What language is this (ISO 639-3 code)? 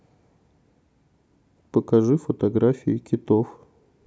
rus